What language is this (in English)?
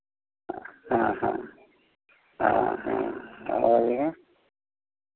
Hindi